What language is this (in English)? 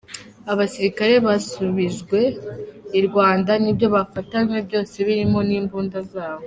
Kinyarwanda